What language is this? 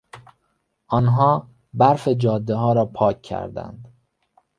Persian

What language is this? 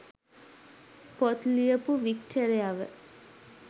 Sinhala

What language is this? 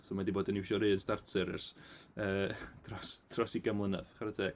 Welsh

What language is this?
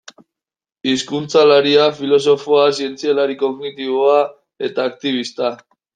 Basque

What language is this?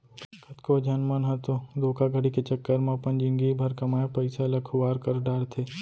Chhattisgarhi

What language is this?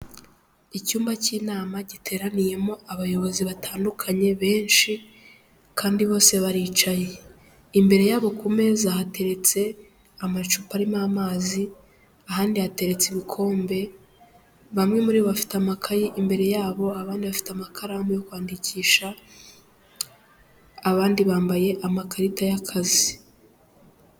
Kinyarwanda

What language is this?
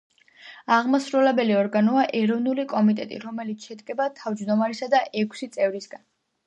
Georgian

